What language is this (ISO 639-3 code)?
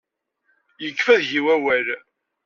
kab